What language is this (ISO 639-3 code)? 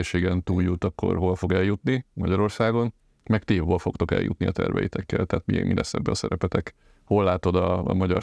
hun